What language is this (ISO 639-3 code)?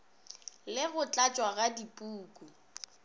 nso